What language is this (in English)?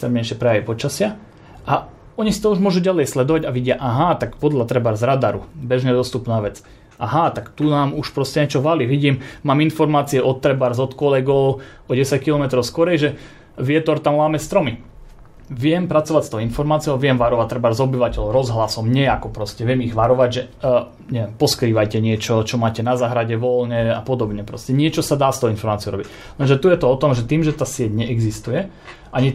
Slovak